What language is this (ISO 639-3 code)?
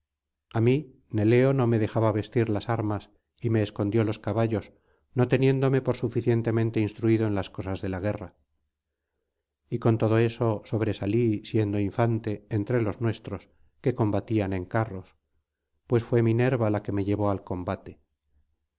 spa